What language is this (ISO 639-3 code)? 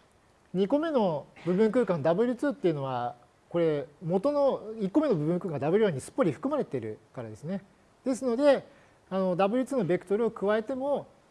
jpn